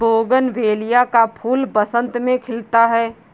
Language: Hindi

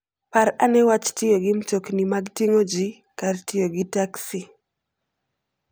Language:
Luo (Kenya and Tanzania)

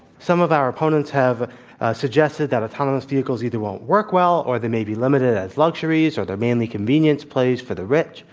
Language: English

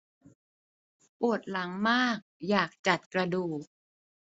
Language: Thai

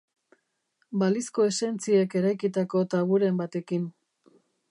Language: Basque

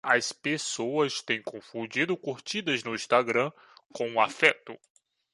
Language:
Portuguese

